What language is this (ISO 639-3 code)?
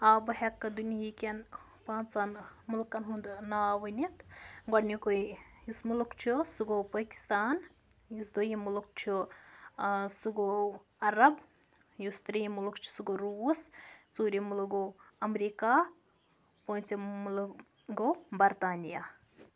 kas